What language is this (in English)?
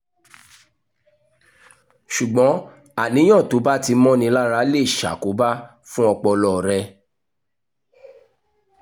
Yoruba